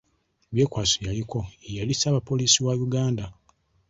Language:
Ganda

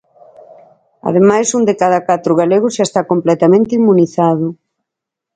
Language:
Galician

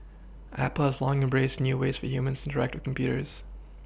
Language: English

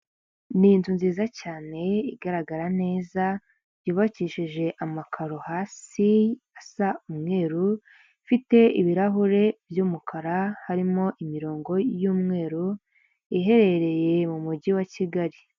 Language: Kinyarwanda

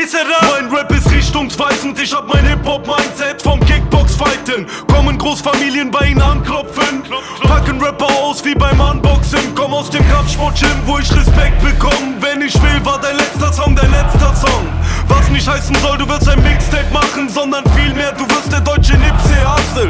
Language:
German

